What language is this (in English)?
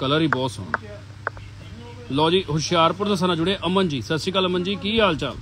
Hindi